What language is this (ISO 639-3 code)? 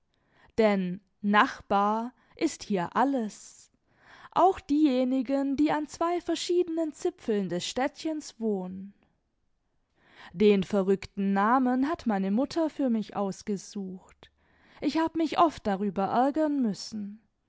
deu